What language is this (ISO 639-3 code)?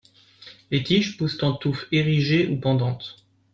fra